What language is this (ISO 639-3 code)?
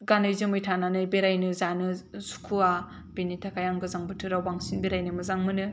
brx